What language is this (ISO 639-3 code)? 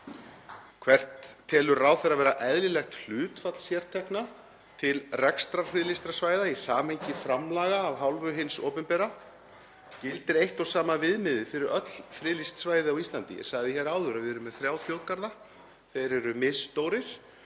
isl